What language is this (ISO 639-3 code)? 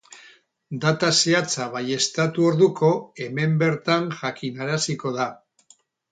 eus